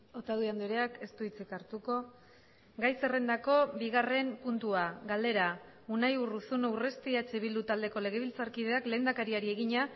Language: Basque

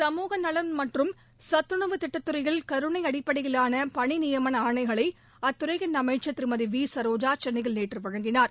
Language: Tamil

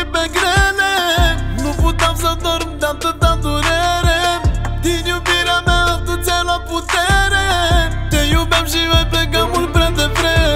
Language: Romanian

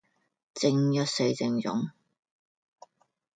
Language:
Cantonese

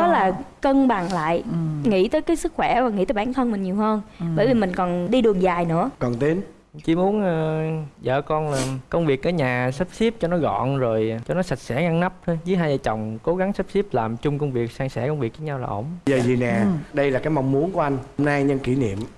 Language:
Vietnamese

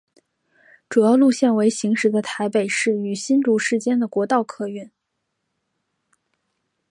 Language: Chinese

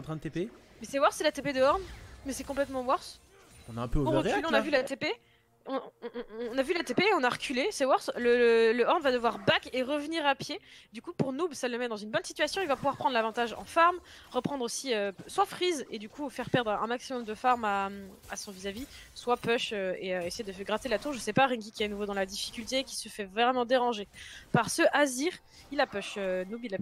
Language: French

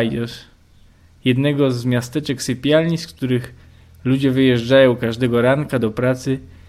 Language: Polish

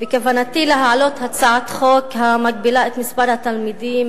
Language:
Hebrew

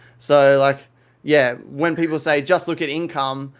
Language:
English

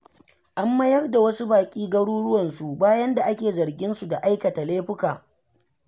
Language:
Hausa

